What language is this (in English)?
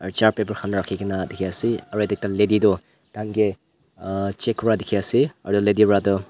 Naga Pidgin